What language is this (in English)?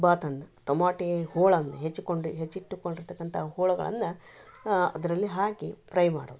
Kannada